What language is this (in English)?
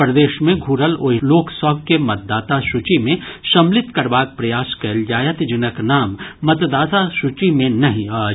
Maithili